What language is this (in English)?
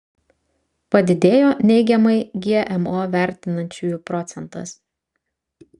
Lithuanian